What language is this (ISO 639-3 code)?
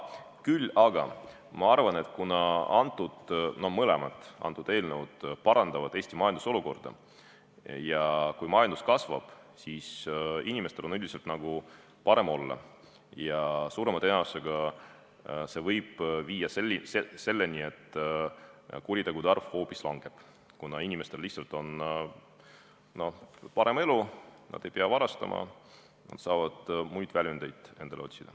est